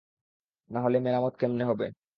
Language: Bangla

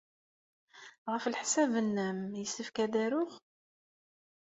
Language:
Kabyle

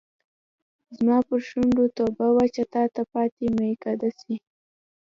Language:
Pashto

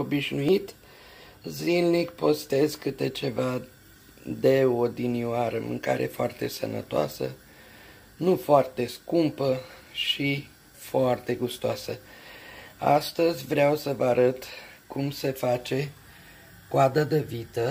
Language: Romanian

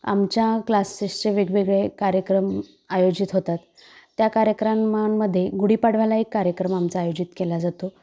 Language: Marathi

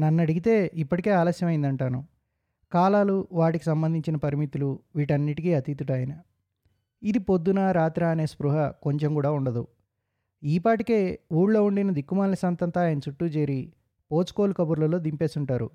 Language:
Telugu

